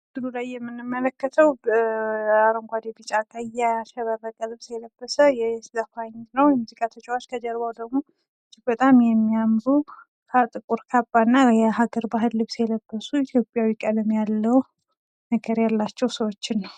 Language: Amharic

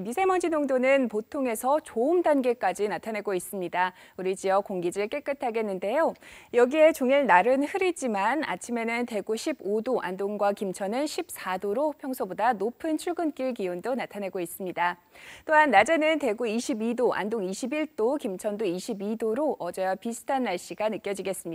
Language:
Korean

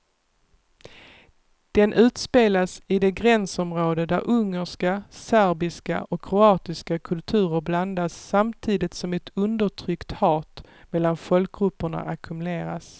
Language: Swedish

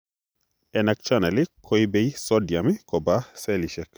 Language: Kalenjin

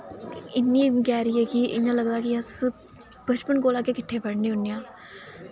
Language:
Dogri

